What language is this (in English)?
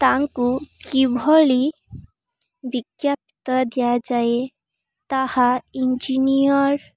Odia